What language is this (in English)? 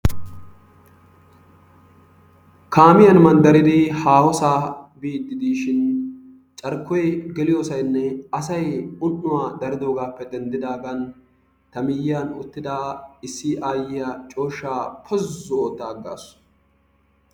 Wolaytta